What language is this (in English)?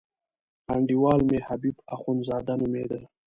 Pashto